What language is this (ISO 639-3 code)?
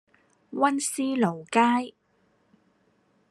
yue